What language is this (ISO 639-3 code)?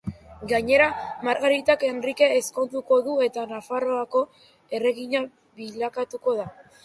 eus